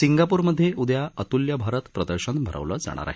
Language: Marathi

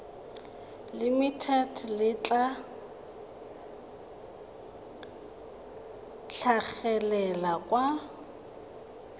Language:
Tswana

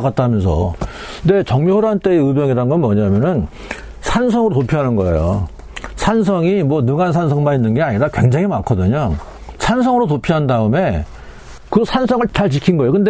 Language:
Korean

